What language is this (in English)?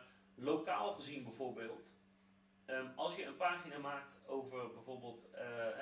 Dutch